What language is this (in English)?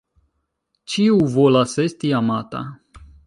Esperanto